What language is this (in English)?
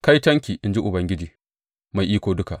Hausa